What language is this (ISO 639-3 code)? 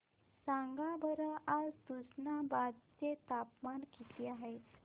mar